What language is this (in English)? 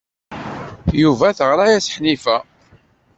Kabyle